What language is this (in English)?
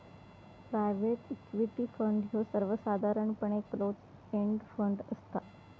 Marathi